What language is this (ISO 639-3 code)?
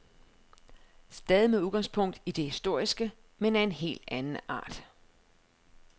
dan